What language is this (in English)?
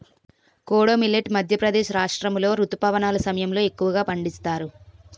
Telugu